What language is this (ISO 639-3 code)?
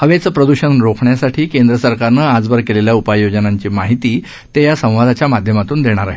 mar